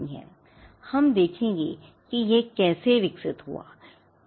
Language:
Hindi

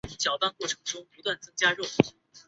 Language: Chinese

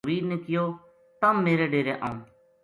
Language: Gujari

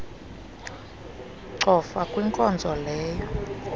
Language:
Xhosa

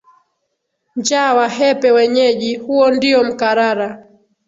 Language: Swahili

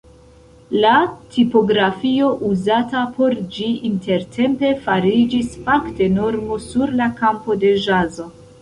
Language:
Esperanto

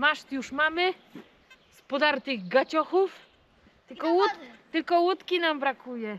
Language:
Polish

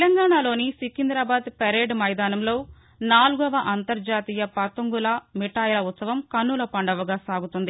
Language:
Telugu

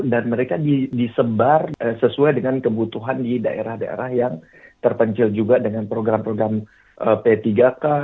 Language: Indonesian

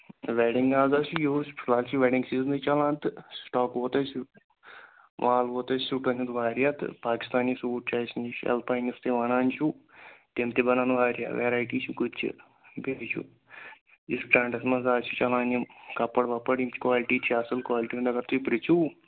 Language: Kashmiri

